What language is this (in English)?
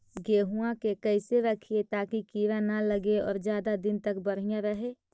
Magahi